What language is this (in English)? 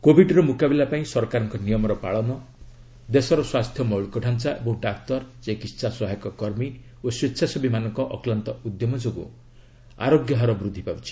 Odia